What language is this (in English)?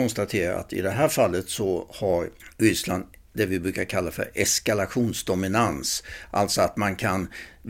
Swedish